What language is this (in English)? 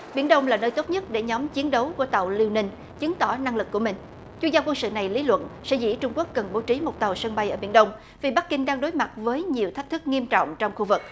Vietnamese